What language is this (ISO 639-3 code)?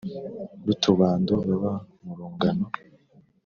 kin